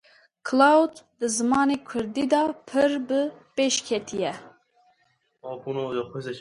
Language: Kurdish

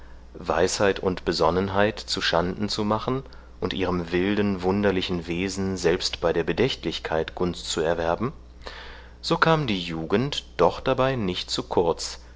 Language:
German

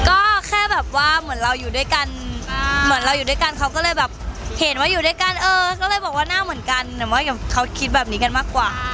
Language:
Thai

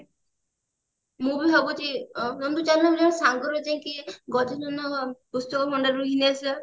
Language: Odia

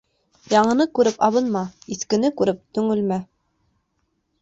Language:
Bashkir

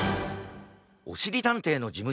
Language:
Japanese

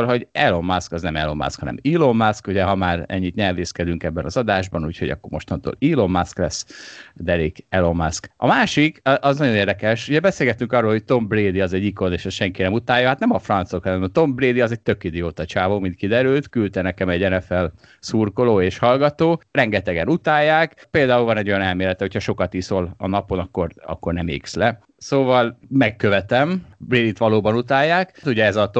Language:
Hungarian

